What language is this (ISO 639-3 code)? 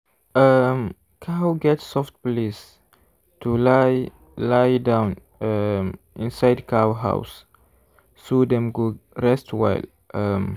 pcm